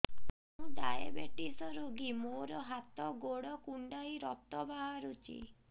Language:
Odia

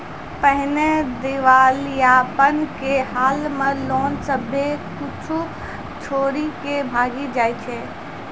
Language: Maithili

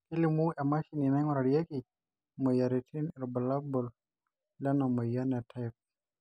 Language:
Masai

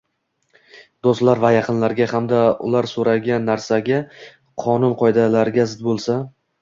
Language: Uzbek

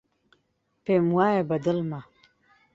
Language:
Central Kurdish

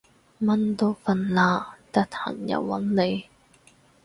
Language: Cantonese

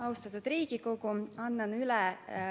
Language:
Estonian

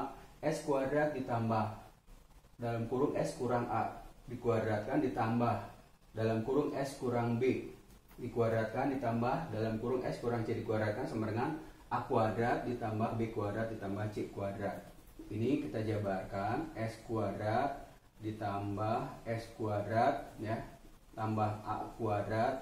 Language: Indonesian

